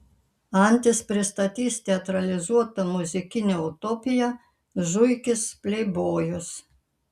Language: Lithuanian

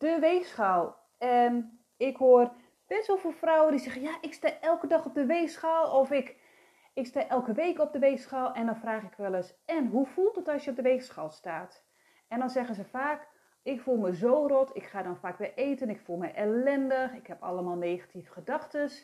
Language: Dutch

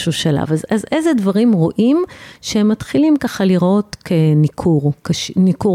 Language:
Hebrew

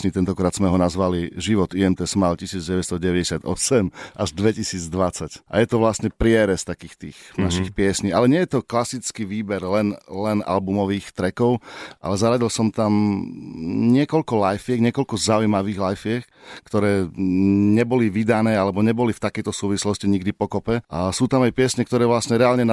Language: Slovak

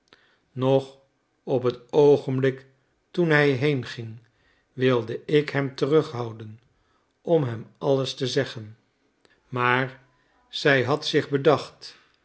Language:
Dutch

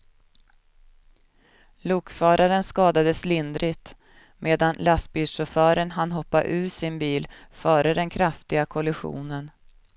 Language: Swedish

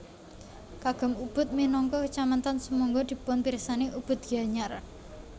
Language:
Javanese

